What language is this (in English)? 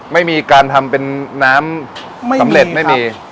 Thai